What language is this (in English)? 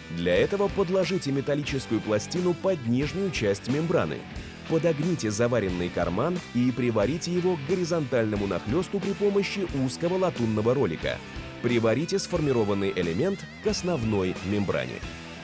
Russian